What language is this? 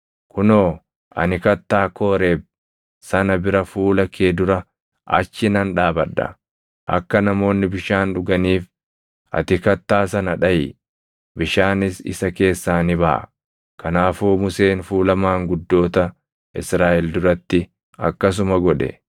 Oromo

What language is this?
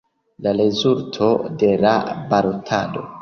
Esperanto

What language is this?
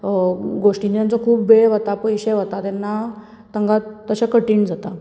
Konkani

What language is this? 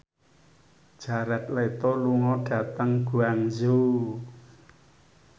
Javanese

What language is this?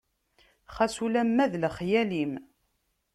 Kabyle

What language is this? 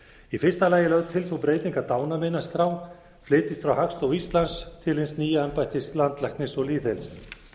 Icelandic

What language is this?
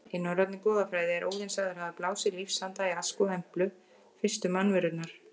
Icelandic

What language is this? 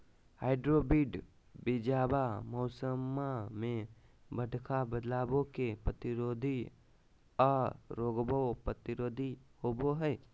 Magahi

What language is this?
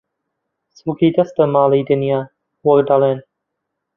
Central Kurdish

